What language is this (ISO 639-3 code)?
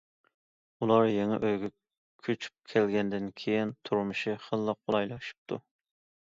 uig